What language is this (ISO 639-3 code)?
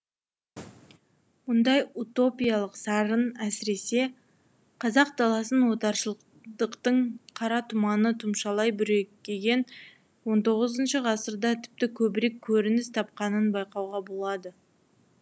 kaz